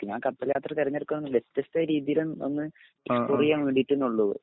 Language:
Malayalam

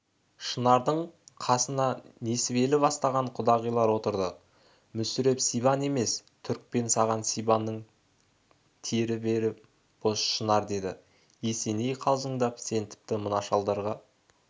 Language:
Kazakh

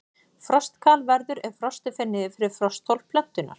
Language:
Icelandic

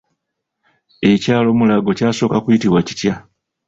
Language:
Ganda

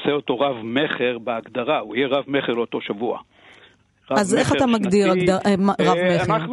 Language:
Hebrew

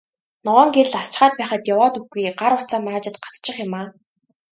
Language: Mongolian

